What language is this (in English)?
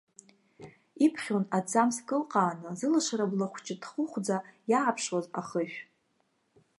Abkhazian